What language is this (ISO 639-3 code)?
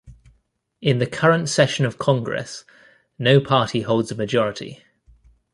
eng